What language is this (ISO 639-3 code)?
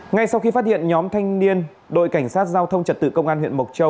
vie